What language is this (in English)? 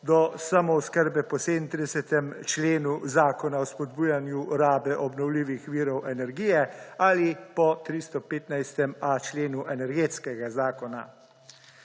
Slovenian